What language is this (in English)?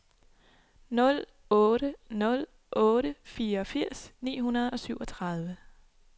Danish